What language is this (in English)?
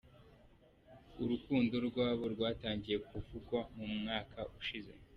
Kinyarwanda